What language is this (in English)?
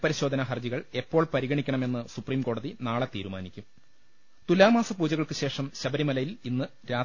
Malayalam